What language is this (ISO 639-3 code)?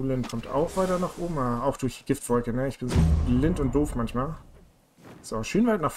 deu